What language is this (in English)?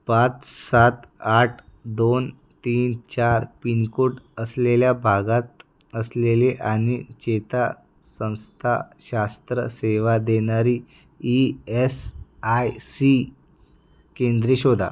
Marathi